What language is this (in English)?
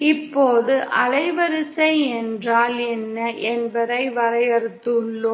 Tamil